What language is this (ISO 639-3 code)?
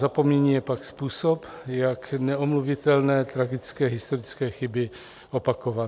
ces